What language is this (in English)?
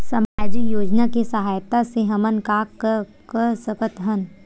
Chhattisgarhi